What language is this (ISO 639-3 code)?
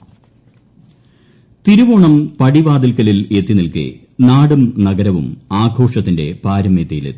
mal